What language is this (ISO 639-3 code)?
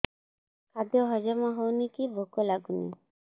ori